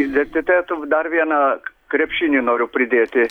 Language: Lithuanian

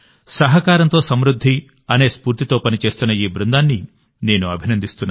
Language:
Telugu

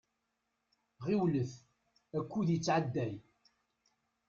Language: Kabyle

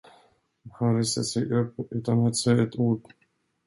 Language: Swedish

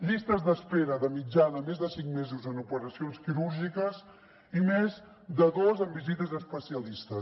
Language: Catalan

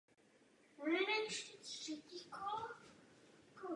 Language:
Czech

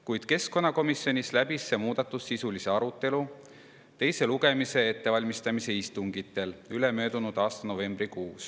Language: Estonian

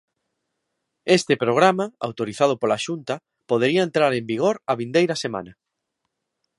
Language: Galician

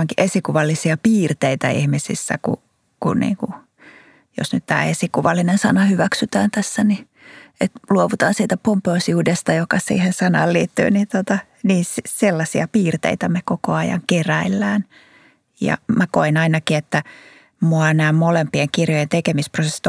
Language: Finnish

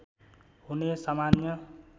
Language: Nepali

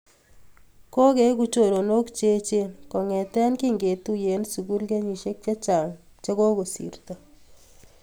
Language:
Kalenjin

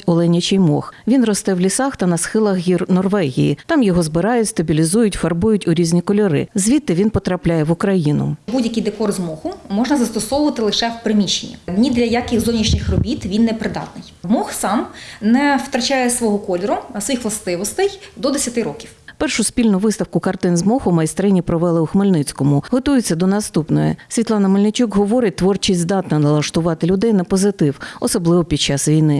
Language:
Ukrainian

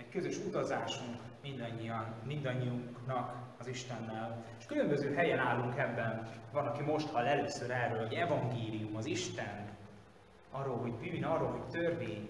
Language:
Hungarian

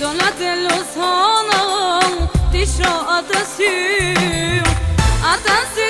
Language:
Bulgarian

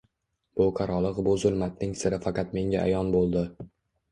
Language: Uzbek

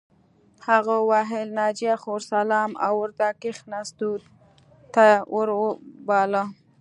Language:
Pashto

